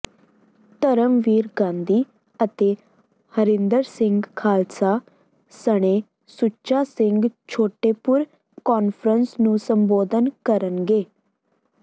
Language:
Punjabi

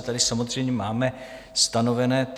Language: Czech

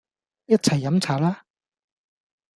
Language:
Cantonese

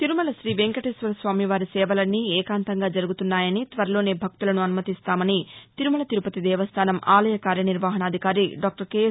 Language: Telugu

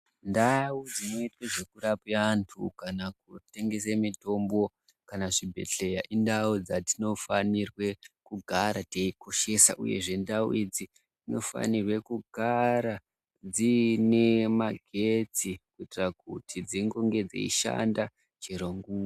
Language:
Ndau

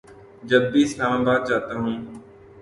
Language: Urdu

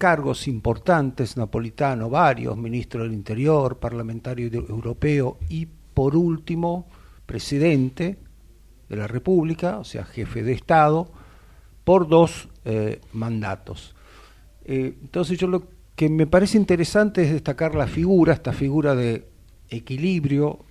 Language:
Spanish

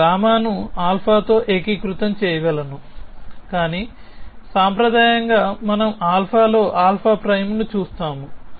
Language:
Telugu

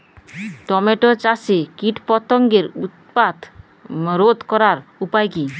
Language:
Bangla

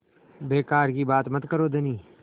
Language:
Hindi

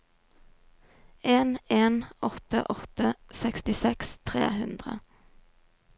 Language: Norwegian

